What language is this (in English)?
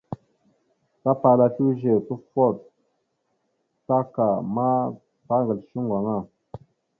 Mada (Cameroon)